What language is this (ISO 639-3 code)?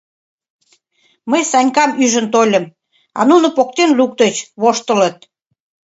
chm